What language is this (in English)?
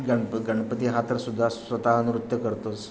Marathi